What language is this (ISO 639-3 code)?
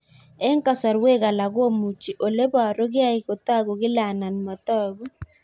kln